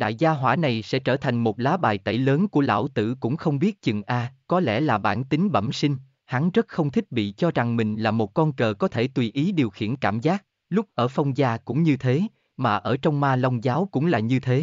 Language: Vietnamese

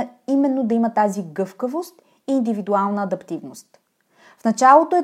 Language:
Bulgarian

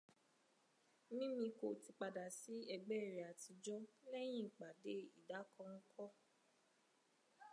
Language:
Yoruba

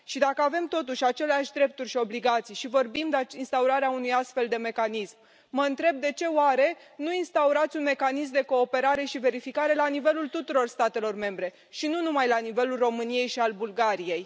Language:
Romanian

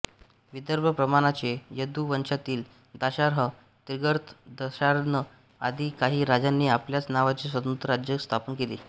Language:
Marathi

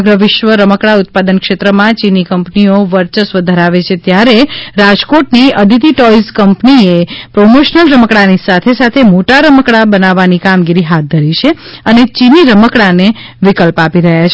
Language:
Gujarati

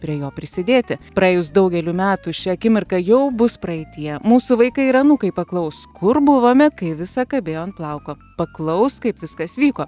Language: Lithuanian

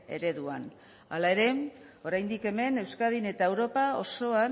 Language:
Basque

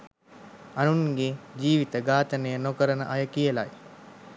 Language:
Sinhala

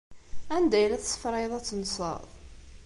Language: Kabyle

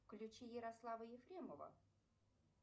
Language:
Russian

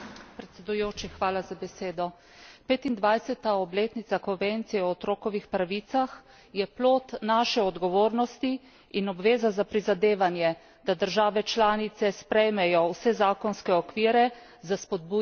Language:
Slovenian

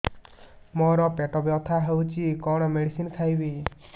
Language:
Odia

